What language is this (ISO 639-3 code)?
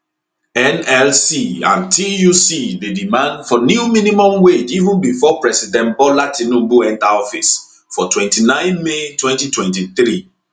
pcm